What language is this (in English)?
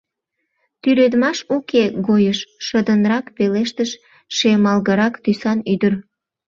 Mari